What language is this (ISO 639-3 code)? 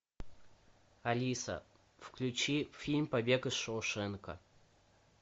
rus